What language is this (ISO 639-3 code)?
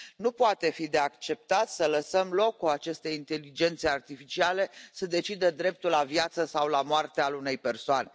ron